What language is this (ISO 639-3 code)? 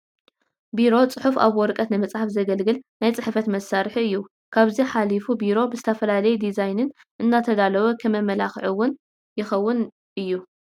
tir